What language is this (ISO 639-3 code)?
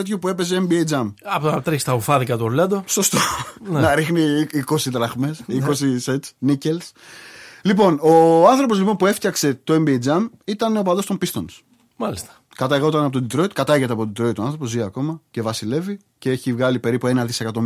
ell